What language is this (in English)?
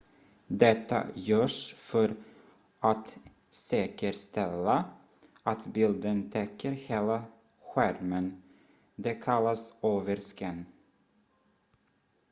Swedish